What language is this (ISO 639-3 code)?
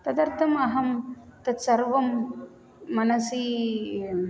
san